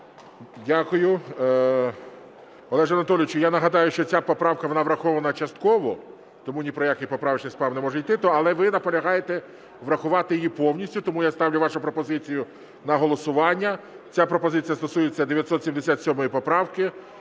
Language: Ukrainian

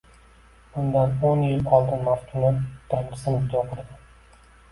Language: Uzbek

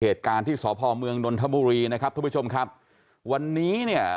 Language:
Thai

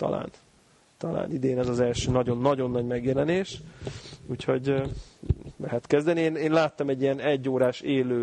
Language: Hungarian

